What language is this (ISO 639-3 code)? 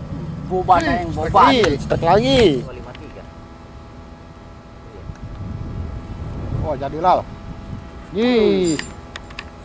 ind